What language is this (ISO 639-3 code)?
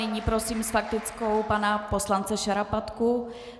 ces